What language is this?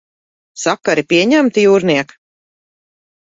Latvian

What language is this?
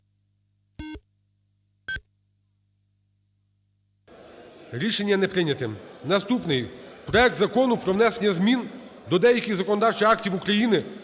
Ukrainian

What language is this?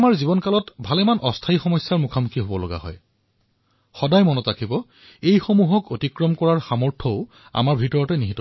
Assamese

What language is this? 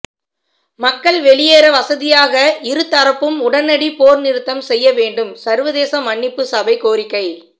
Tamil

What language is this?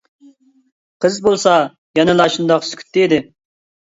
Uyghur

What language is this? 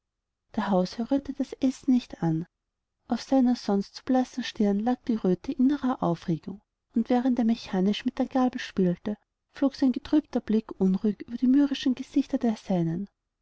German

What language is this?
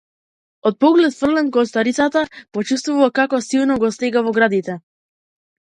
Macedonian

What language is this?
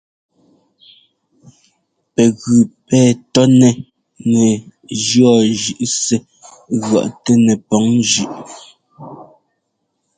Ngomba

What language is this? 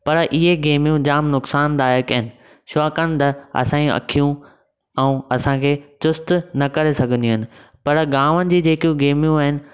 Sindhi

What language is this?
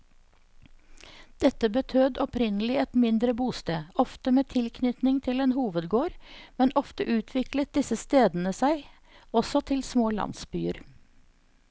Norwegian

